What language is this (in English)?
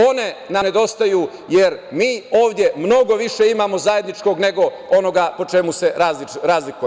Serbian